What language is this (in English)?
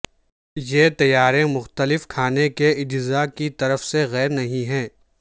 Urdu